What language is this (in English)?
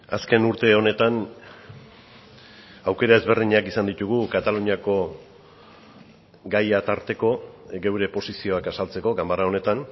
Basque